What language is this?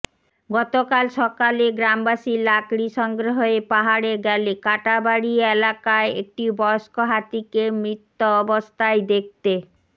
Bangla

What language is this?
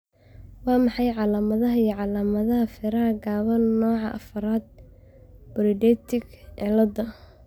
Somali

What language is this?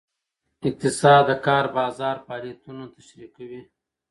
Pashto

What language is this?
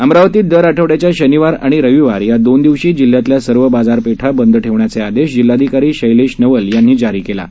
Marathi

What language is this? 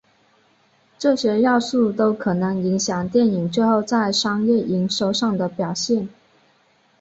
Chinese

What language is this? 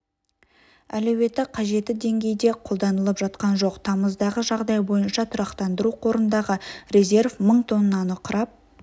Kazakh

